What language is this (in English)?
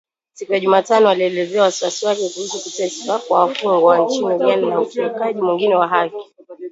Swahili